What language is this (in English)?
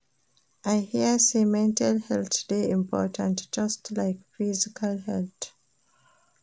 Nigerian Pidgin